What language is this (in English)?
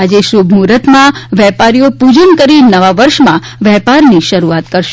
Gujarati